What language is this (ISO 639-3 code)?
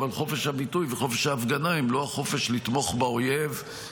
heb